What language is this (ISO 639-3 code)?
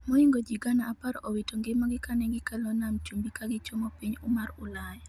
luo